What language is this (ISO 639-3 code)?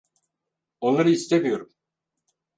tur